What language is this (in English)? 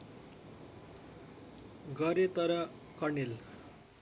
Nepali